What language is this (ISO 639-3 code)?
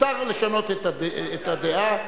heb